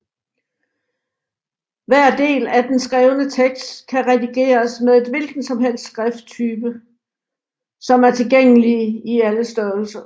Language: Danish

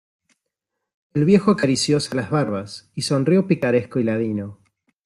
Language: Spanish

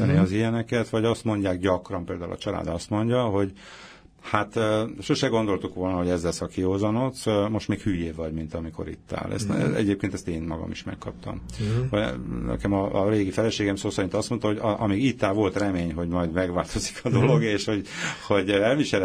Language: Hungarian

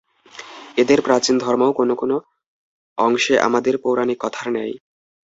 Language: Bangla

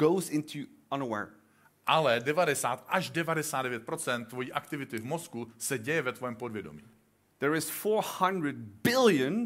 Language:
Czech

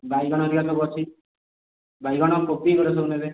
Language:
Odia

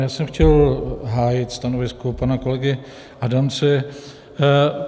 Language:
Czech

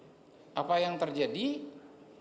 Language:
Indonesian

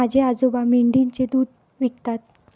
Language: Marathi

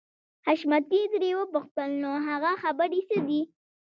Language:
Pashto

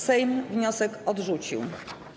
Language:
Polish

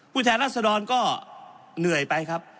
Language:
Thai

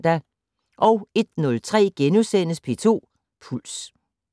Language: Danish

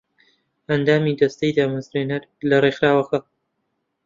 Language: Central Kurdish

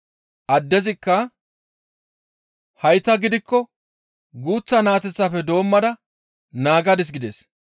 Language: Gamo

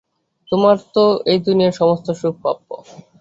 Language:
Bangla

